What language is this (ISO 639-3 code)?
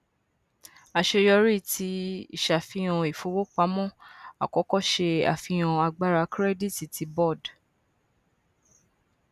yor